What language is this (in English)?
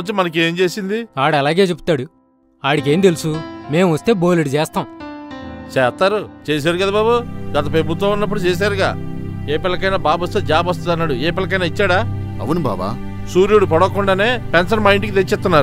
Telugu